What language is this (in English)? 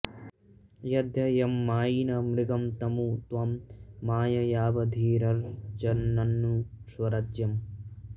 Sanskrit